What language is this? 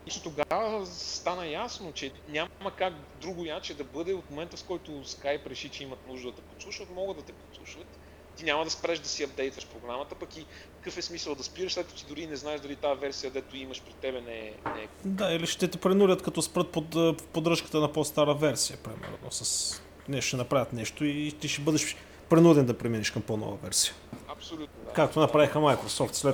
Bulgarian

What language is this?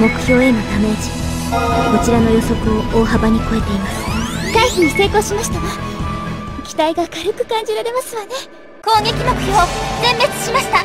Japanese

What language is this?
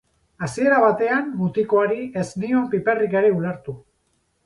Basque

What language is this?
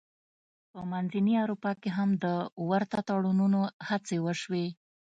Pashto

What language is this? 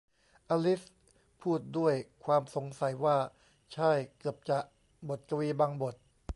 Thai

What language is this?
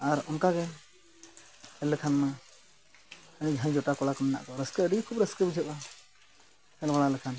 Santali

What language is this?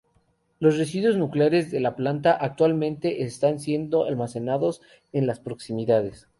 Spanish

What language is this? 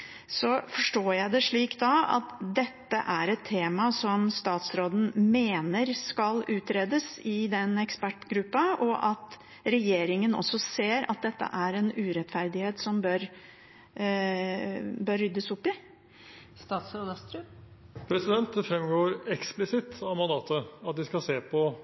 Norwegian Bokmål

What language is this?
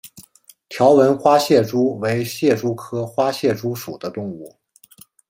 Chinese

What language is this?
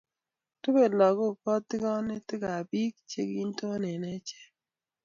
Kalenjin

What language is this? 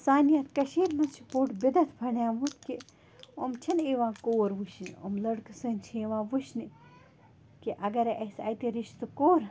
Kashmiri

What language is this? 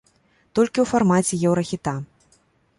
Belarusian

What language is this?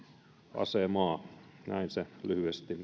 Finnish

